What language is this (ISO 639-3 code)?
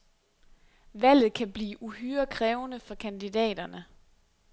dan